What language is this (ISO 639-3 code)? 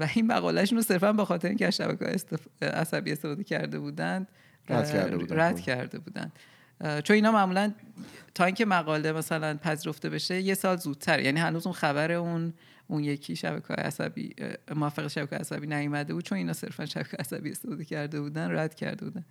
fas